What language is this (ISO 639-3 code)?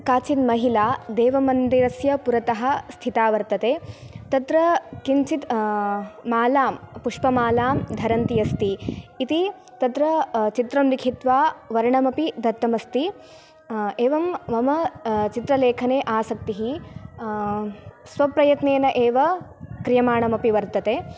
san